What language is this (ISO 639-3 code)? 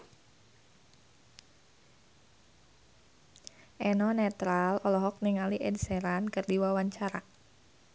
sun